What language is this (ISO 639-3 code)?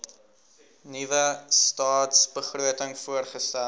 afr